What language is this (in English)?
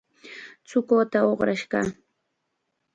Chiquián Ancash Quechua